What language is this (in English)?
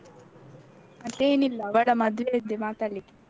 Kannada